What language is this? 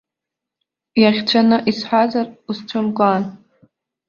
Abkhazian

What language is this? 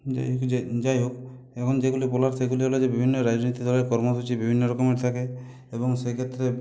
Bangla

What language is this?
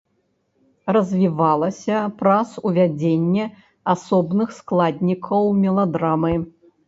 Belarusian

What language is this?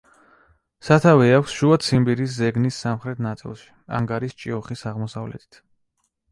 Georgian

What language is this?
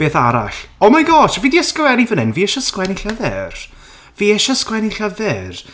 Welsh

